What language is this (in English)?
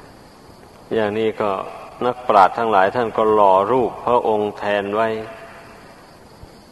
Thai